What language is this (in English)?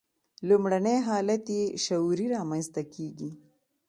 Pashto